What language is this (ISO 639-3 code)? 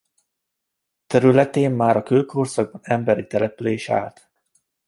hun